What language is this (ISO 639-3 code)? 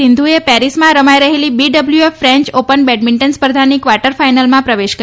guj